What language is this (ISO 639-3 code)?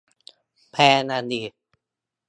tha